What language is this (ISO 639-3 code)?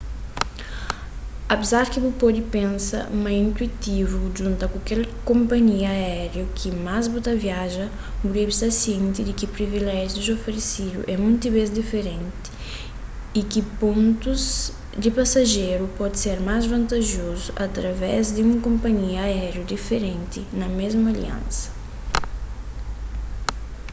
kea